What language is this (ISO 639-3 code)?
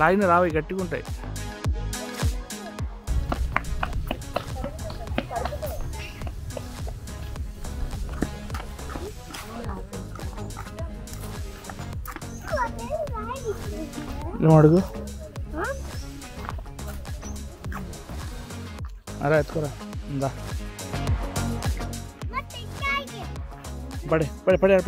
ara